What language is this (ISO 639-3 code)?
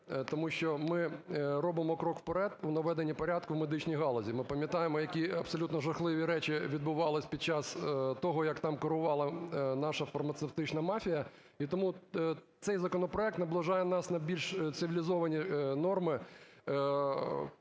ukr